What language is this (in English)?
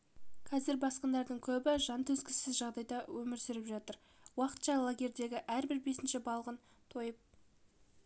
Kazakh